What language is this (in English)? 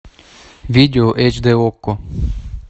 Russian